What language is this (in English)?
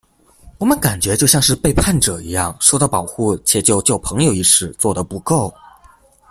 Chinese